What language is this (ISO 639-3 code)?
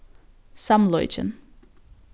fao